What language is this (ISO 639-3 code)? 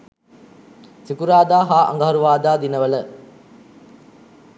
sin